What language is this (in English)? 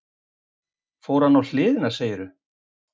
Icelandic